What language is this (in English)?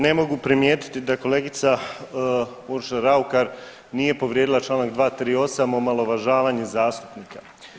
Croatian